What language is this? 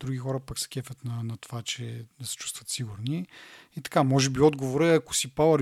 Bulgarian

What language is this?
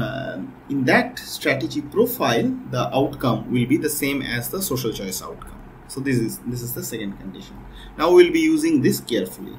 English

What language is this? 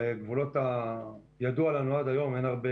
Hebrew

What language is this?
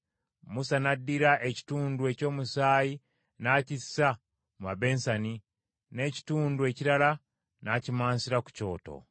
Ganda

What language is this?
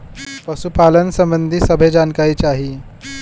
Bhojpuri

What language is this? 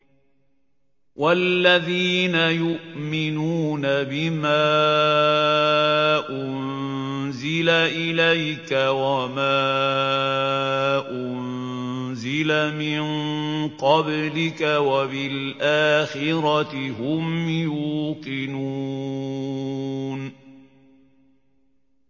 Arabic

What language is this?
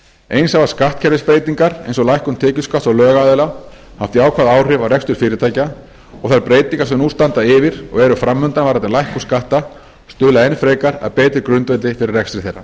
Icelandic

